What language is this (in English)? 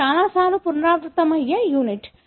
Telugu